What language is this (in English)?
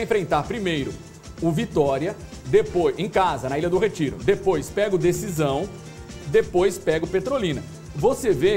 Portuguese